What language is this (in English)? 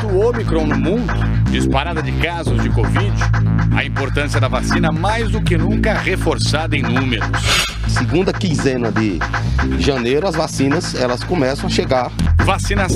Portuguese